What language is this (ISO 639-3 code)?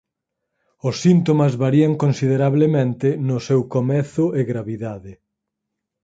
glg